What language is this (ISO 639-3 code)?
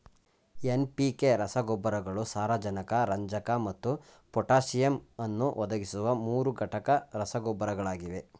kan